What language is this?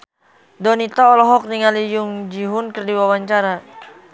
Sundanese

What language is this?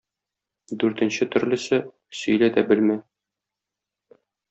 Tatar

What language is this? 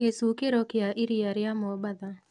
Kikuyu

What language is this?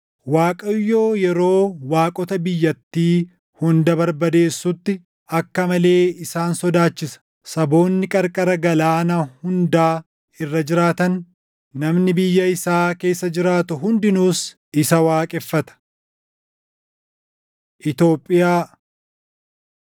Oromo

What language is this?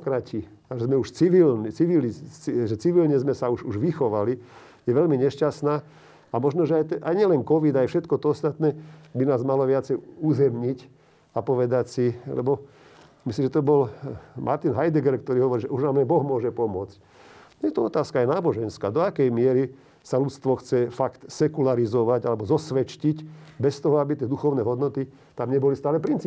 Slovak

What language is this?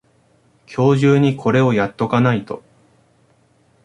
Japanese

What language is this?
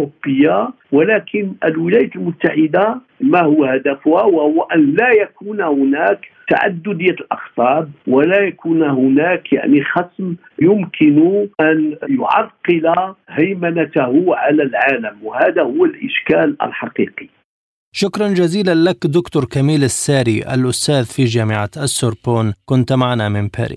Arabic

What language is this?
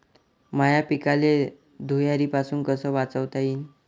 Marathi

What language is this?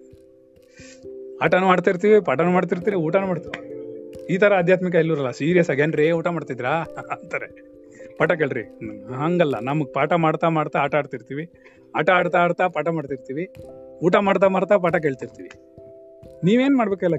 Kannada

